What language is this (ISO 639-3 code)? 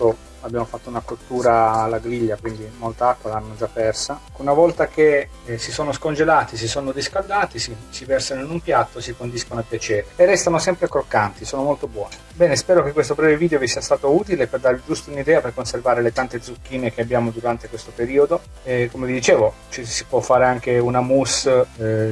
ita